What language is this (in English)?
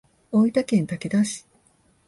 Japanese